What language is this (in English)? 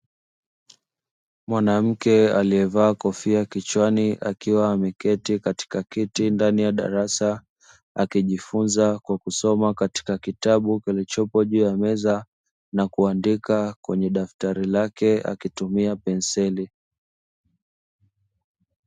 Swahili